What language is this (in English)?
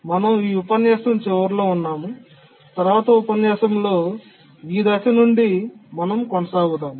Telugu